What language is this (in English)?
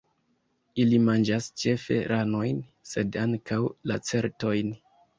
Esperanto